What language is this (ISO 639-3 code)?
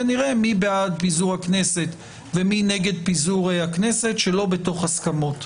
heb